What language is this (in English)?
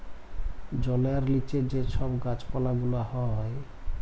Bangla